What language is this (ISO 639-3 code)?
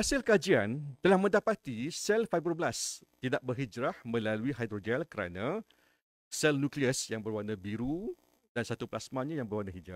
msa